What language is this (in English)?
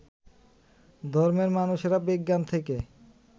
Bangla